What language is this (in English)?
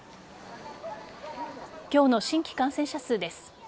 Japanese